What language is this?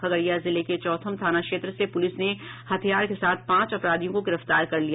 Hindi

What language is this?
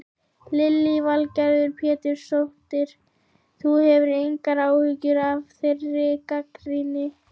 Icelandic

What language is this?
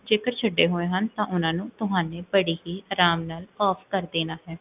Punjabi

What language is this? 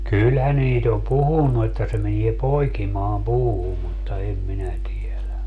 Finnish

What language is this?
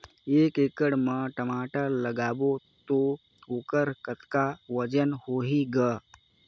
Chhattisgarhi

